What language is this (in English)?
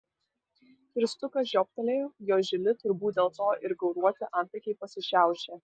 Lithuanian